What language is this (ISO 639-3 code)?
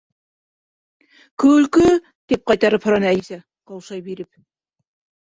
bak